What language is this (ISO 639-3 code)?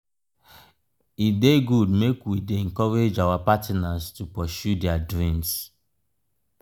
pcm